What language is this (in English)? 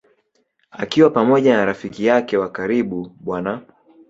Swahili